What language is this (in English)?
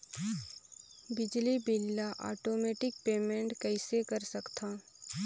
Chhattisgarhi